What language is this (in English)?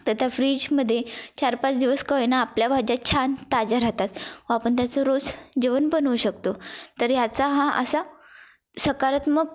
Marathi